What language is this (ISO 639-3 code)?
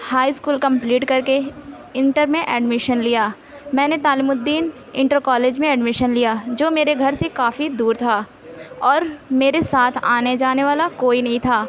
urd